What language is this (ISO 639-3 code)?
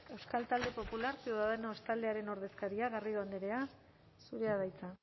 eus